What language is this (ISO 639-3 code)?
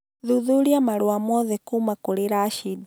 kik